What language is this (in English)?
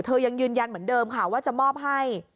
Thai